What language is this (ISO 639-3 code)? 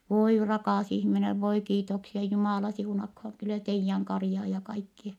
fin